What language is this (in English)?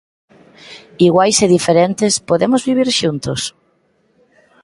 Galician